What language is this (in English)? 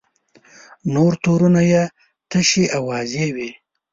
Pashto